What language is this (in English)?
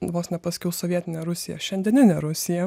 Lithuanian